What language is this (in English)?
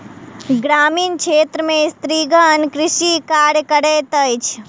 Maithili